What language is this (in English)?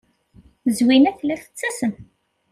Kabyle